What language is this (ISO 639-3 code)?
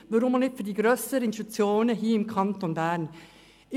gsw